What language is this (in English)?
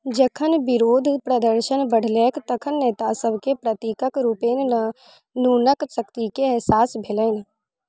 Maithili